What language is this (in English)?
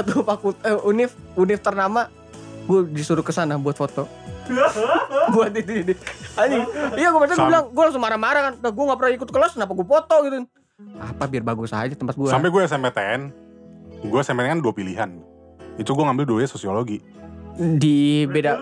Indonesian